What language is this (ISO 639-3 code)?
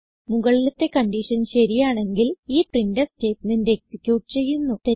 mal